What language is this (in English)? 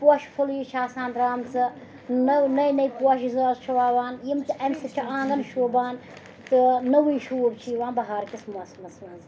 Kashmiri